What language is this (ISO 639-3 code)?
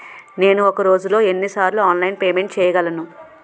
tel